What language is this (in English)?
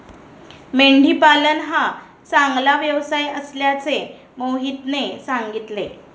Marathi